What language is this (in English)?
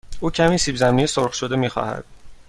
Persian